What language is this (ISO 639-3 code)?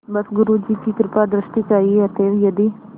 hin